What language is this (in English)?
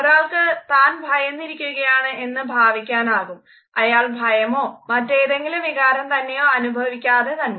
Malayalam